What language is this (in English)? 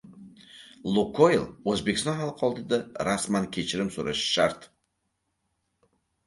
Uzbek